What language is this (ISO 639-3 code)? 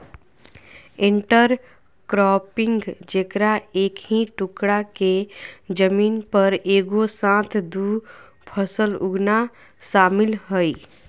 mag